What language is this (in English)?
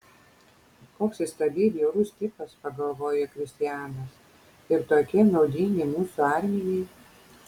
Lithuanian